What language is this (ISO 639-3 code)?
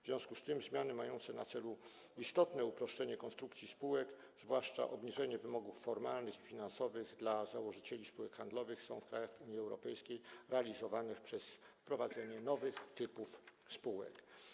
pol